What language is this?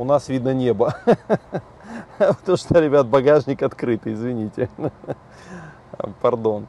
Russian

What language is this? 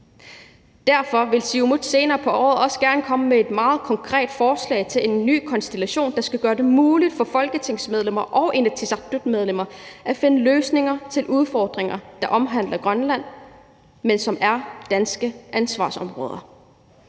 Danish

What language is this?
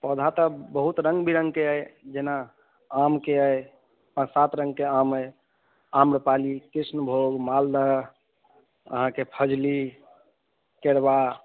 Maithili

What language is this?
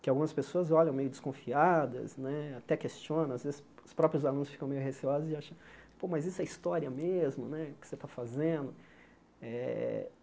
Portuguese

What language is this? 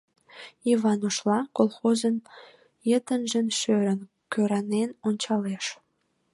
Mari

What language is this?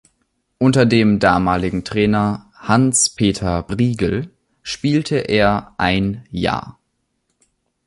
German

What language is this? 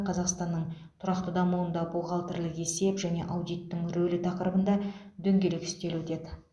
Kazakh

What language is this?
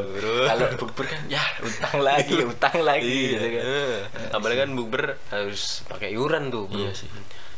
Indonesian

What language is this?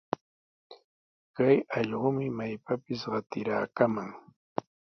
Sihuas Ancash Quechua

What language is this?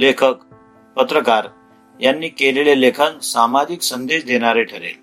Marathi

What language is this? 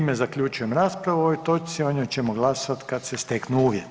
Croatian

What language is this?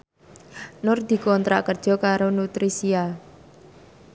Javanese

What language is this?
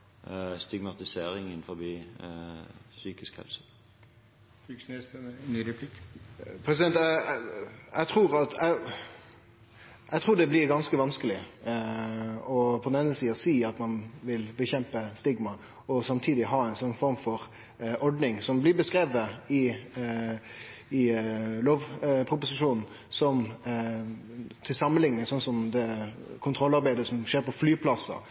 Norwegian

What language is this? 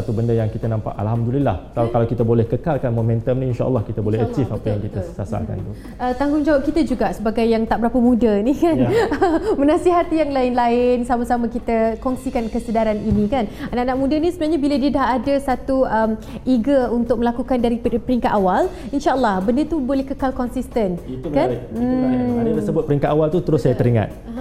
Malay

